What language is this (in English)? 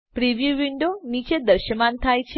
Gujarati